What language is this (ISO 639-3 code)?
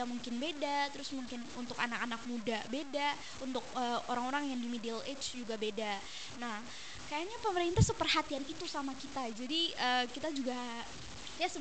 ind